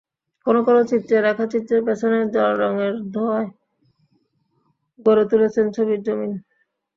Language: Bangla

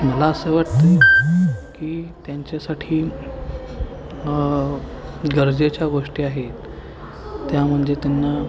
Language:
Marathi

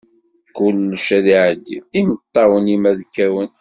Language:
Kabyle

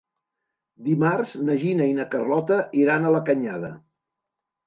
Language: Catalan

